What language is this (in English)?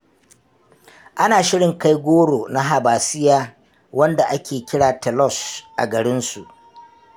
Hausa